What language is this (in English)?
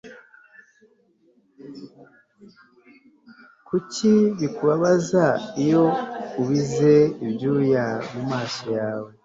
Kinyarwanda